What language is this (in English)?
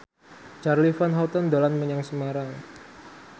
Javanese